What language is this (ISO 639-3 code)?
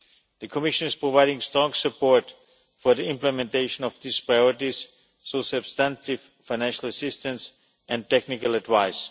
eng